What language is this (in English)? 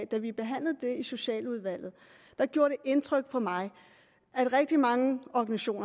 Danish